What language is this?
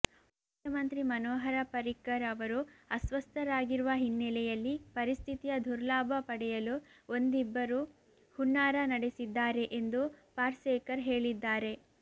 Kannada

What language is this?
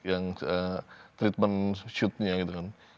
Indonesian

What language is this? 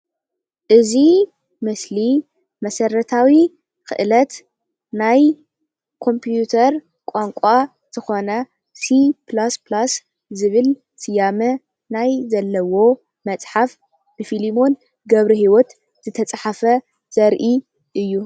Tigrinya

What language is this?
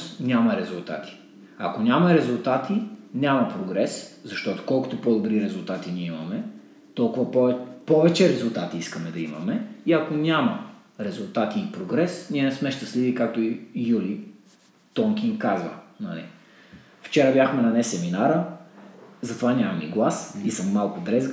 Bulgarian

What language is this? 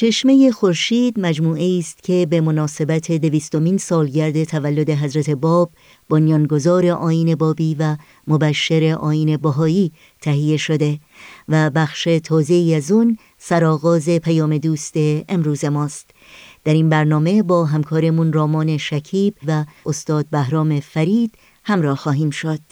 Persian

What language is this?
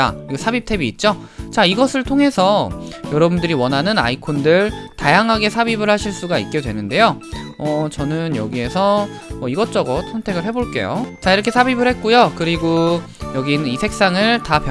Korean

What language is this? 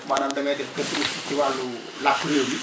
Wolof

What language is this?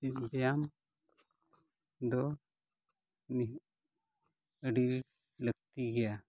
Santali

